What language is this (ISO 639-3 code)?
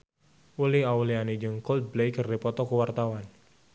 sun